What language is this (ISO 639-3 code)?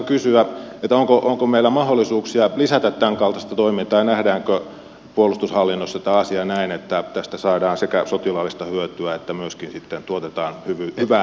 fin